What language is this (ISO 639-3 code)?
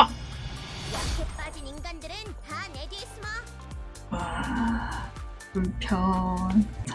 kor